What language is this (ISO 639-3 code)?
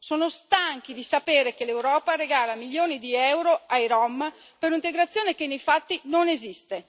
ita